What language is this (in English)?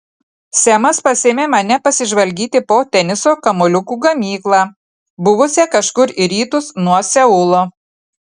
Lithuanian